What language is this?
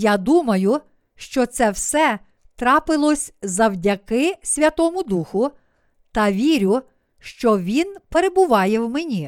Ukrainian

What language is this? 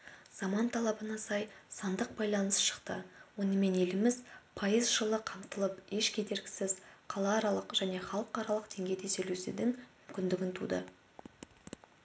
Kazakh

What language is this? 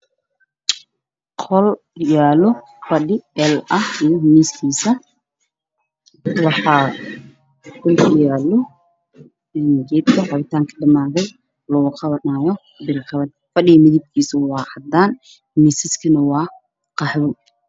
Somali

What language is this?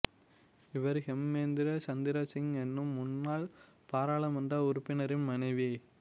Tamil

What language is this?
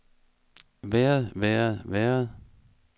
Danish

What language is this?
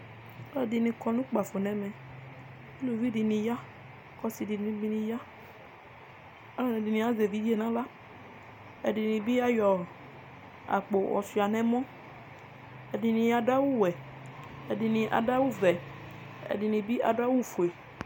Ikposo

